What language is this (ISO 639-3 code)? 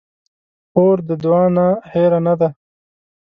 pus